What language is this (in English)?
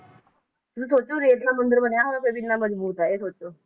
Punjabi